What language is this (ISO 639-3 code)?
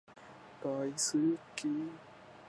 jpn